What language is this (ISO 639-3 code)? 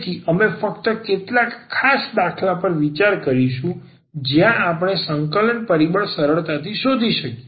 guj